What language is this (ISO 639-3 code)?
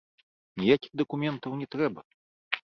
bel